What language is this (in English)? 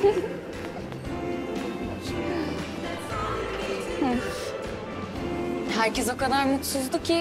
Turkish